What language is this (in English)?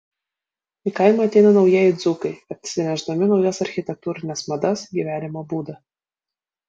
Lithuanian